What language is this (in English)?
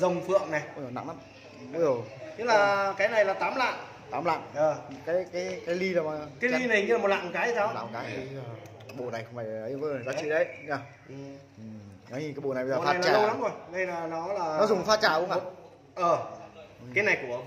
Vietnamese